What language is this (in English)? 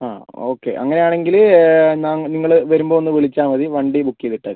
Malayalam